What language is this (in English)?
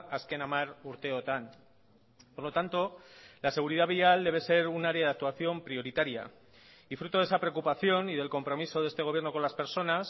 Spanish